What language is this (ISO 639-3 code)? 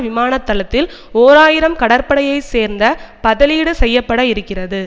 tam